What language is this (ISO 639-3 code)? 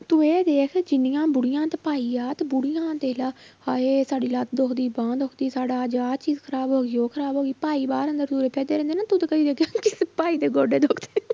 pan